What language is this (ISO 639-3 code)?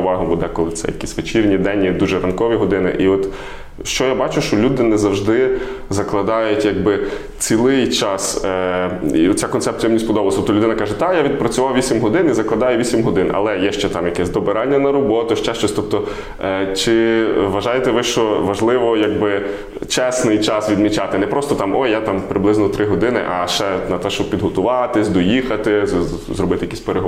ukr